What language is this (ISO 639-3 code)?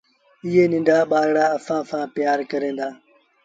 sbn